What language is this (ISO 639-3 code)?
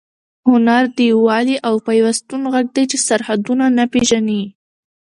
pus